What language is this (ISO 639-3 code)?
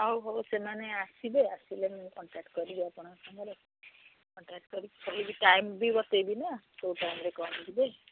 ori